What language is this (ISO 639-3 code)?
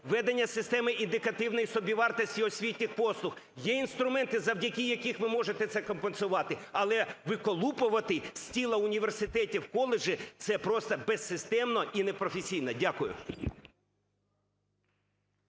ukr